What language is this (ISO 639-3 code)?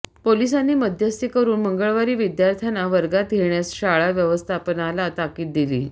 mar